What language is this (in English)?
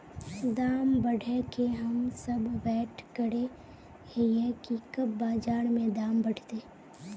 Magahi